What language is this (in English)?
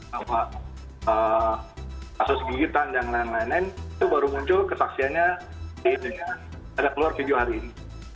Indonesian